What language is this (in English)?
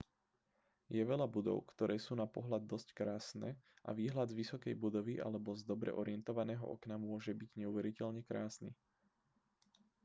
Slovak